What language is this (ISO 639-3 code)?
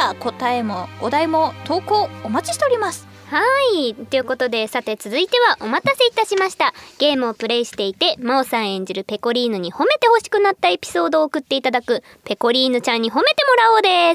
jpn